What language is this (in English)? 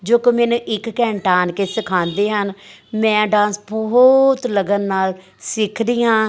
Punjabi